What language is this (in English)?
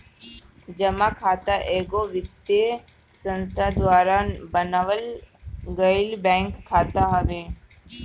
Bhojpuri